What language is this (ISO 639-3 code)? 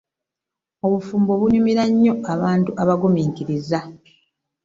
lug